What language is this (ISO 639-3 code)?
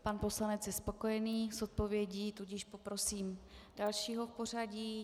ces